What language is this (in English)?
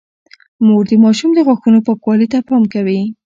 Pashto